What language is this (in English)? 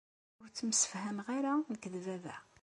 Kabyle